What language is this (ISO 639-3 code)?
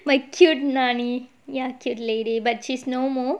eng